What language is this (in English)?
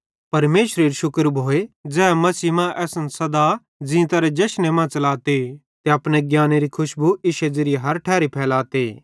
Bhadrawahi